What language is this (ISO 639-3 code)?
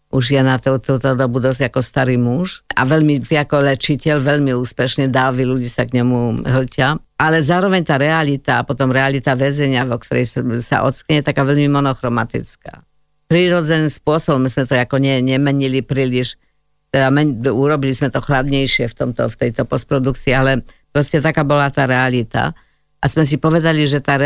slk